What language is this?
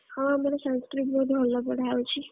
Odia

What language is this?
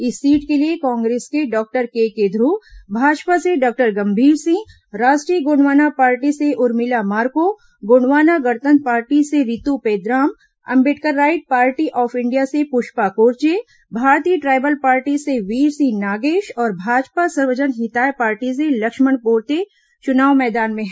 Hindi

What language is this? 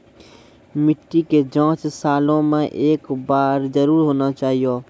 Maithili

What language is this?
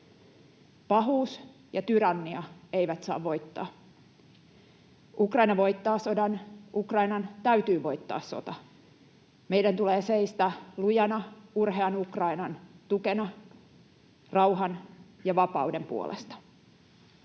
Finnish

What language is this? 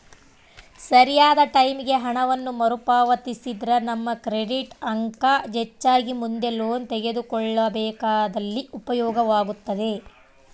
Kannada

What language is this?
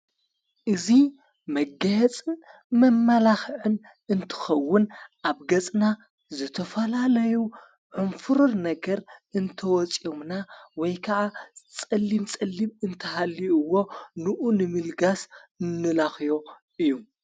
Tigrinya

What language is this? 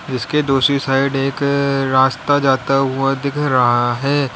Hindi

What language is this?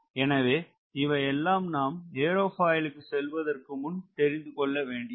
Tamil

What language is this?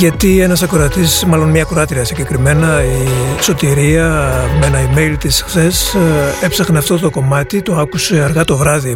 Greek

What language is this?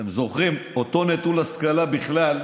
Hebrew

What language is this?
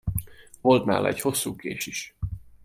Hungarian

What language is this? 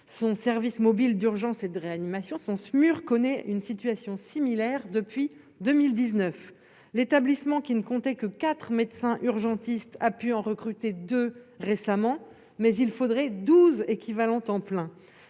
French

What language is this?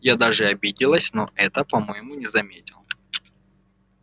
Russian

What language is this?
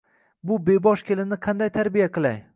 Uzbek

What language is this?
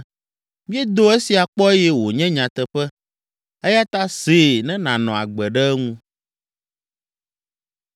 Ewe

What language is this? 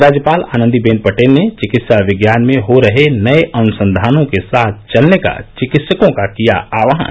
Hindi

